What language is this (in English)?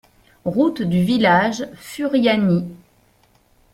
French